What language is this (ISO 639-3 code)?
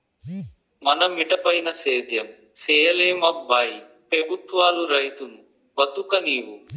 tel